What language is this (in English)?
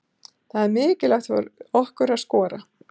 Icelandic